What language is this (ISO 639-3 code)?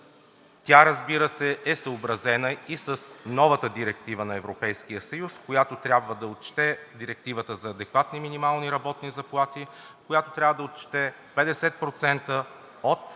bul